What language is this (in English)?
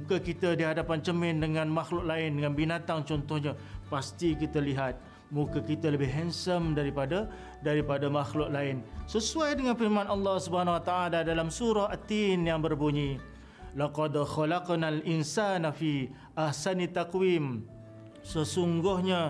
Malay